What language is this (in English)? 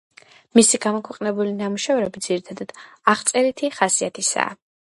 Georgian